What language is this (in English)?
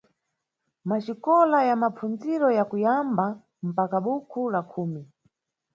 Nyungwe